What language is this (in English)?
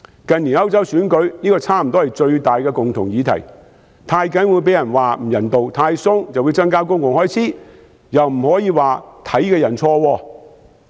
Cantonese